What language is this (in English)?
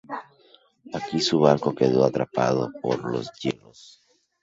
Spanish